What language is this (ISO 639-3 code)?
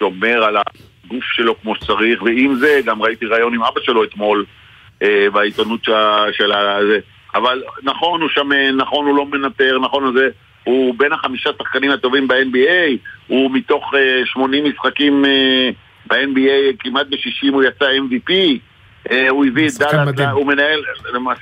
heb